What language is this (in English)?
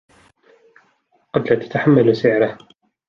Arabic